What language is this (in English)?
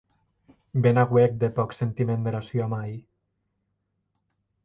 Occitan